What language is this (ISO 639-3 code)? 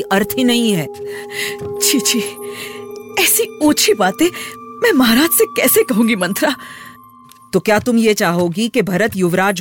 hin